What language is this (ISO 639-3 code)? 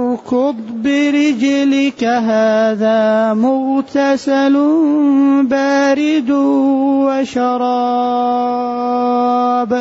ara